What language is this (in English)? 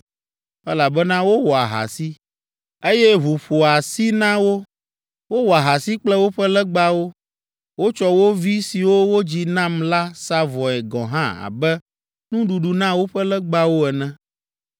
Ewe